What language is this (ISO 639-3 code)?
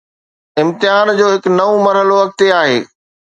snd